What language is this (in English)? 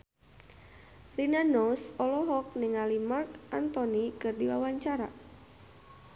Sundanese